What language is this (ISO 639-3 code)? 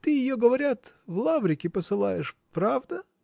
rus